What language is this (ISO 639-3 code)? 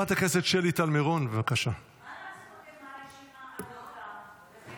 heb